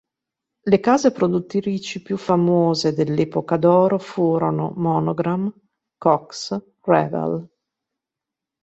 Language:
Italian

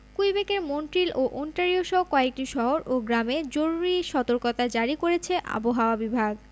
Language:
Bangla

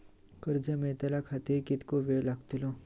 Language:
Marathi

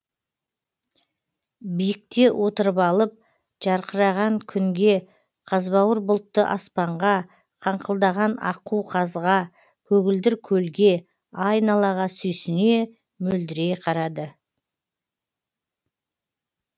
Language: Kazakh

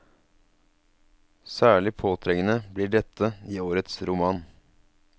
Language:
Norwegian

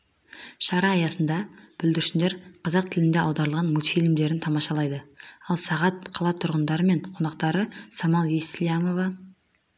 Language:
Kazakh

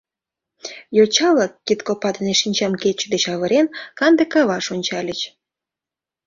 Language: Mari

